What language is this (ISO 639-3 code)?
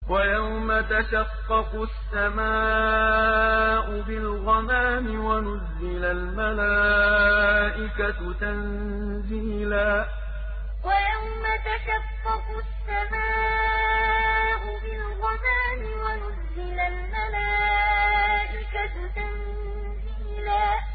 ara